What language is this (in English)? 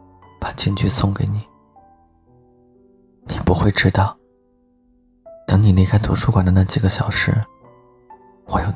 Chinese